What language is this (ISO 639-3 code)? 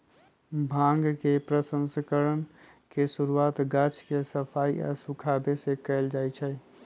mag